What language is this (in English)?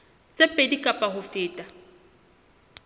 Southern Sotho